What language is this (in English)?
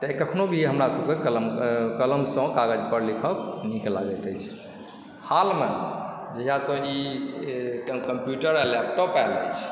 Maithili